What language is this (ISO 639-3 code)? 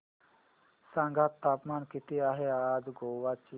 mar